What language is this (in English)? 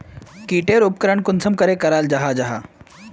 Magahi